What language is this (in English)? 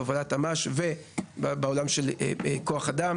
Hebrew